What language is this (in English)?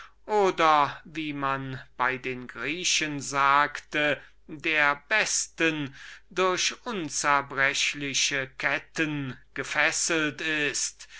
German